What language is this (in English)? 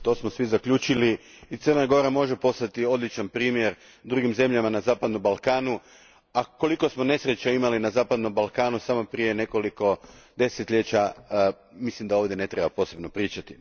Croatian